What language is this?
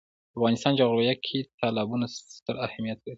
Pashto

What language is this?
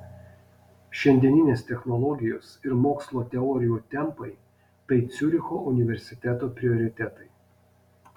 Lithuanian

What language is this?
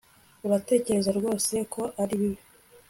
Kinyarwanda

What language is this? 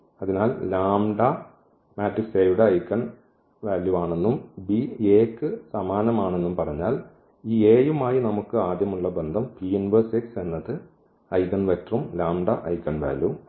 Malayalam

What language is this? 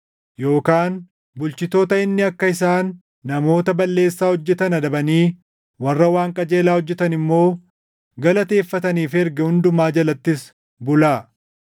Oromo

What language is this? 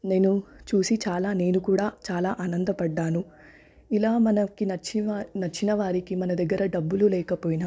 Telugu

